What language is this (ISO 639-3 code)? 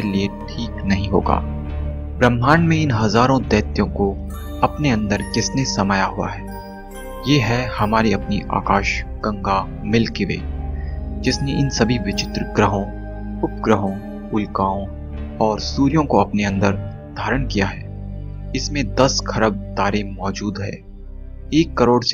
hin